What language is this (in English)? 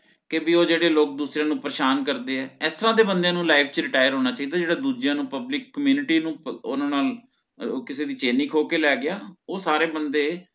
Punjabi